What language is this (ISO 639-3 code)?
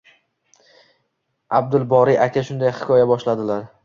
uzb